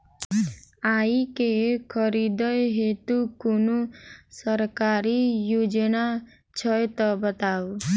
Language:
Maithili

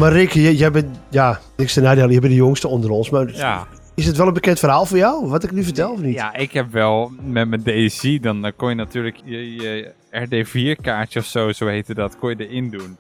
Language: Dutch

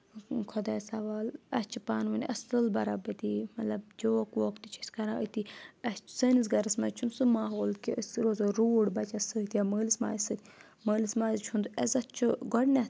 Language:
Kashmiri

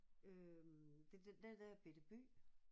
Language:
Danish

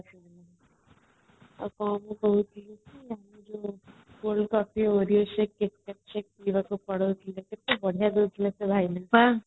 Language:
Odia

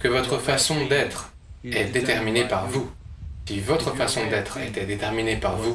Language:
French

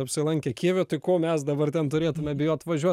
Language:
Lithuanian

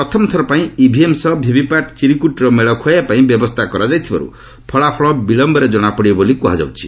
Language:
Odia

